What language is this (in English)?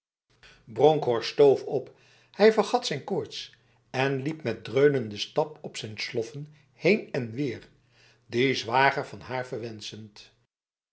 Dutch